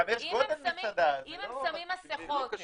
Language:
Hebrew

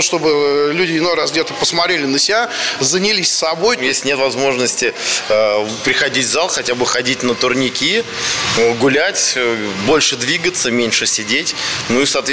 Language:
Russian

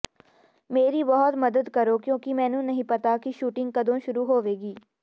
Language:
Punjabi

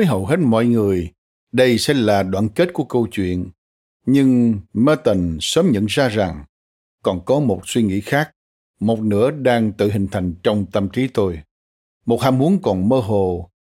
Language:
Vietnamese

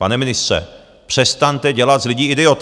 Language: Czech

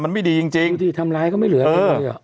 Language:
Thai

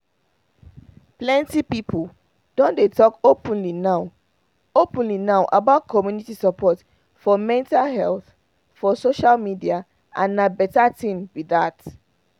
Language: Nigerian Pidgin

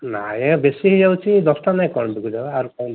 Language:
Odia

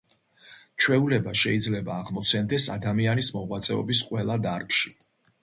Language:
Georgian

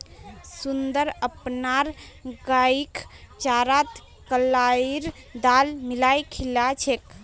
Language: Magahi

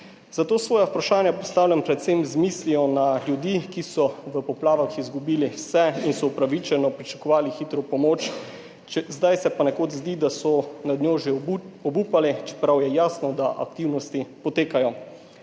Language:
Slovenian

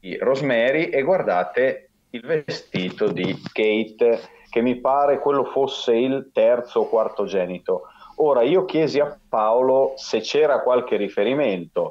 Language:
Italian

